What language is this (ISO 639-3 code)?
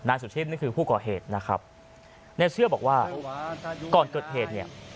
tha